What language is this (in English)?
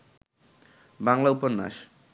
Bangla